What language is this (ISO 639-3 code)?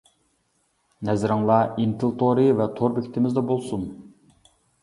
uig